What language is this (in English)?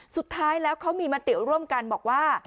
Thai